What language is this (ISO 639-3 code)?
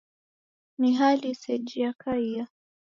dav